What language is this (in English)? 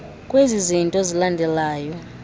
Xhosa